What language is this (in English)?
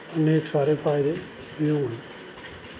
Dogri